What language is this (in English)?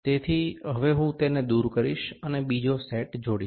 Gujarati